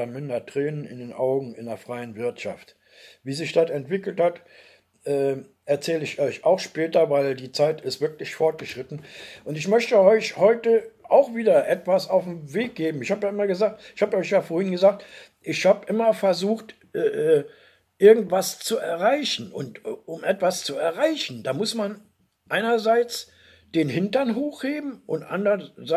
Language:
German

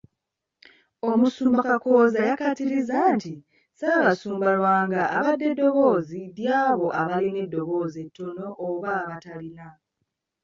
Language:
Ganda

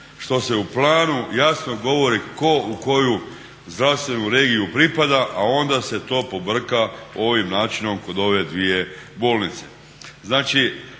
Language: Croatian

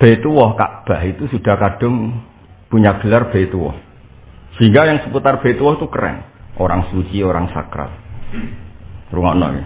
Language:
Indonesian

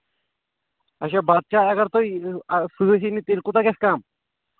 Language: Kashmiri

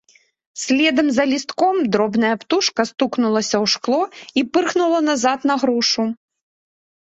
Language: Belarusian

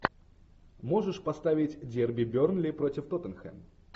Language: Russian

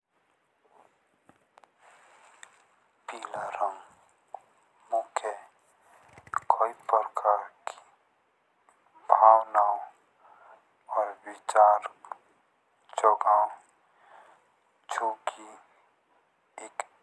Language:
Jaunsari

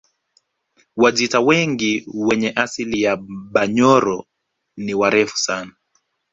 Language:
Swahili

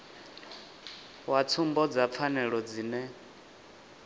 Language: Venda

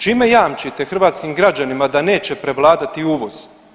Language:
Croatian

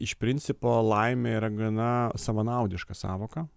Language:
Lithuanian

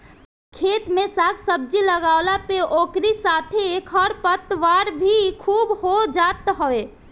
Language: Bhojpuri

